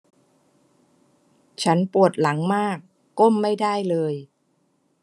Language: Thai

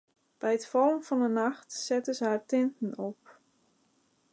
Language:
Western Frisian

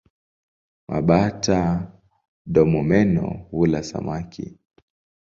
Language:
Swahili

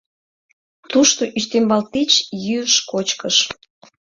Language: Mari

